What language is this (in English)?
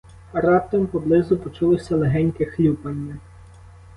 Ukrainian